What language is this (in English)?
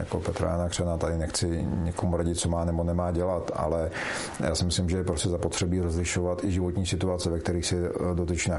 Czech